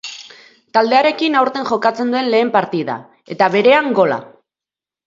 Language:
Basque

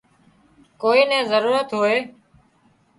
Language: Wadiyara Koli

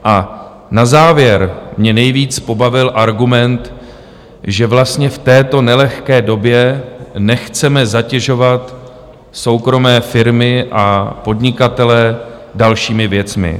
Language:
Czech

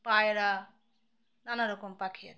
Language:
Bangla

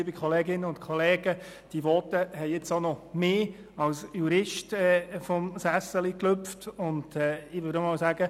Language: Swiss German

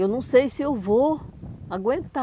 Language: Portuguese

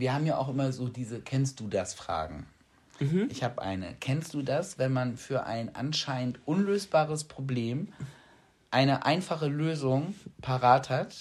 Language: German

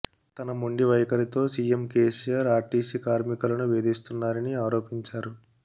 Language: Telugu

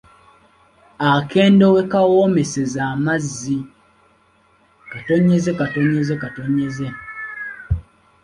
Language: Ganda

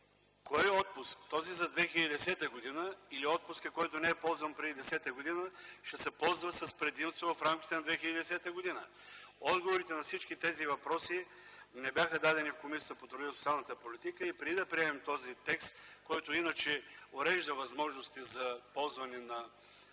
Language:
Bulgarian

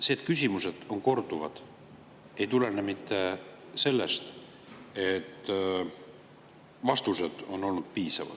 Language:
Estonian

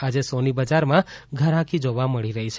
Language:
Gujarati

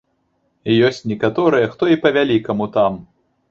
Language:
Belarusian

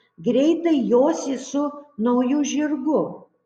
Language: Lithuanian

